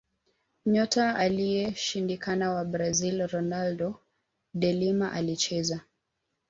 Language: Swahili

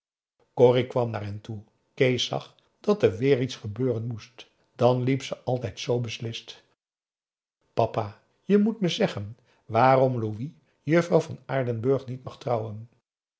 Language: Dutch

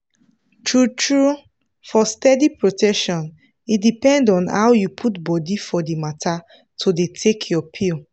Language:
Nigerian Pidgin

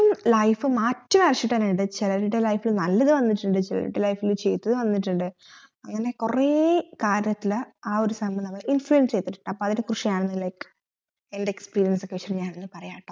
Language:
Malayalam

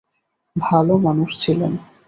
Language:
Bangla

